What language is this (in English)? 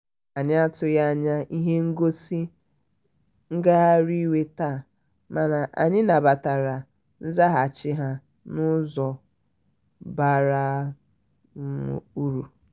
Igbo